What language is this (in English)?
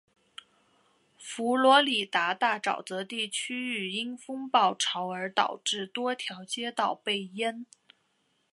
Chinese